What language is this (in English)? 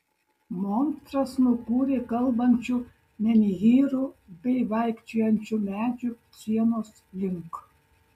Lithuanian